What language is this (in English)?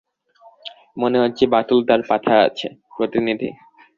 Bangla